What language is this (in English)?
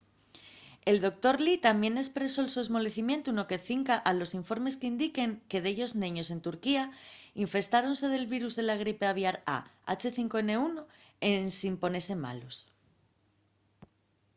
Asturian